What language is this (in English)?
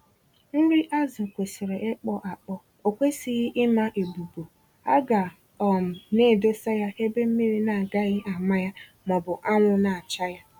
Igbo